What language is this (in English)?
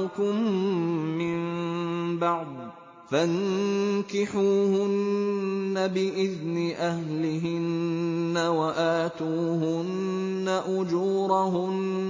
Arabic